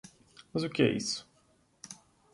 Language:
Portuguese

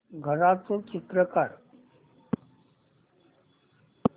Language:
Marathi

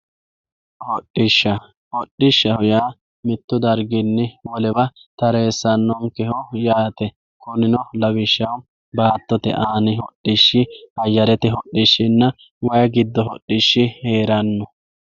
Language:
Sidamo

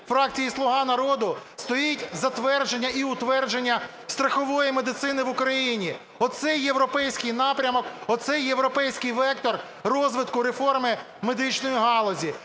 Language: Ukrainian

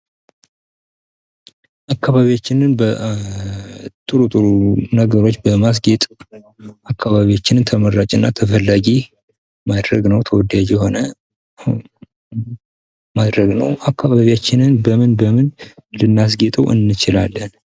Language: Amharic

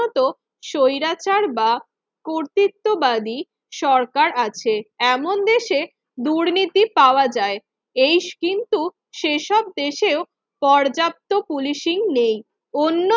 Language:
Bangla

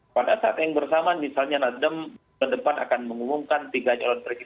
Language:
Indonesian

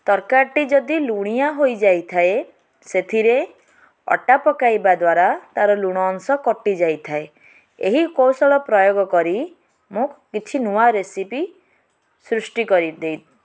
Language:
Odia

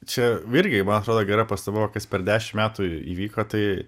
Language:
Lithuanian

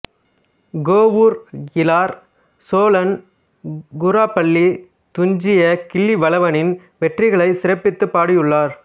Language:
Tamil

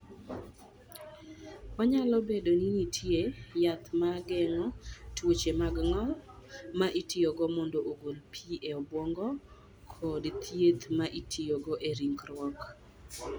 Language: Luo (Kenya and Tanzania)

